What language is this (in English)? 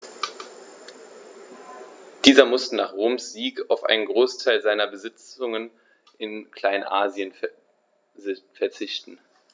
German